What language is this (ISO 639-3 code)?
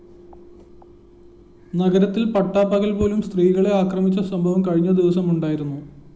mal